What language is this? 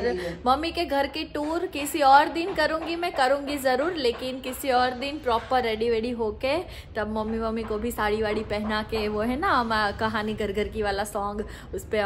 Hindi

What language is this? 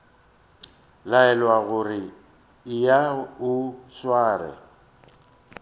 Northern Sotho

